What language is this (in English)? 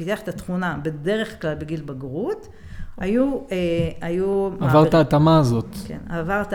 Hebrew